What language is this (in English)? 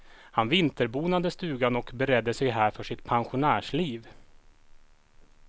Swedish